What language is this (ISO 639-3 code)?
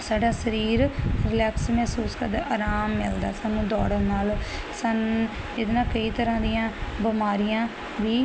pan